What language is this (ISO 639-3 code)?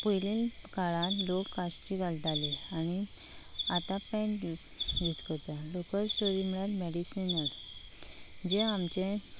kok